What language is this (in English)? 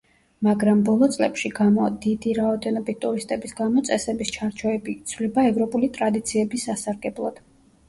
Georgian